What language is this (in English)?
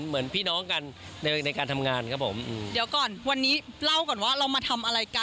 Thai